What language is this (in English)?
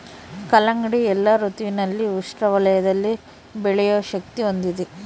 Kannada